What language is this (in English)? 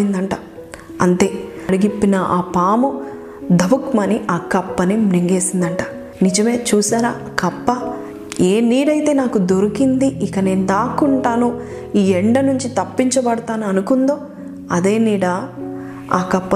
Telugu